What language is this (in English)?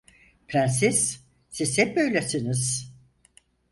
Turkish